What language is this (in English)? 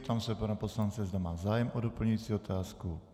Czech